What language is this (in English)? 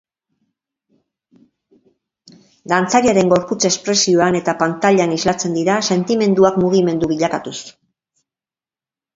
Basque